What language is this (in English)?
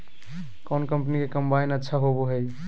Magahi